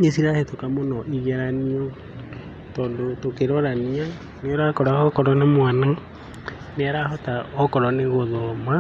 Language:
Kikuyu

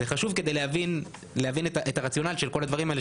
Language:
Hebrew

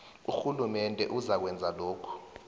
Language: South Ndebele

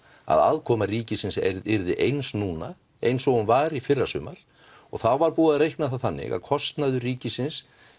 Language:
Icelandic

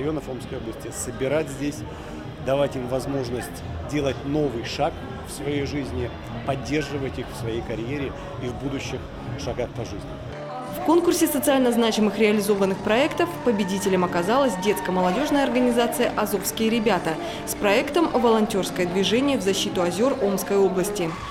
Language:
Russian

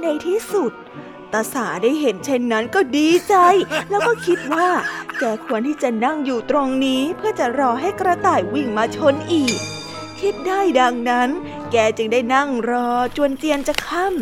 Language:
Thai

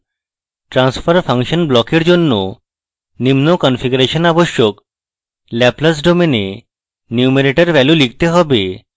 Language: Bangla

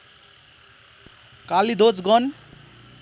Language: Nepali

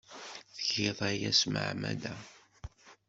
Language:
Kabyle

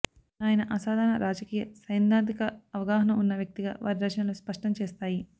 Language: Telugu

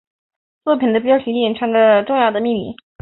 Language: Chinese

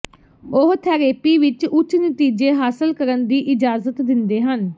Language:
Punjabi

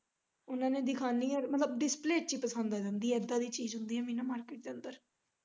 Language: Punjabi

